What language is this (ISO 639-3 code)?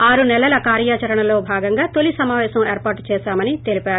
tel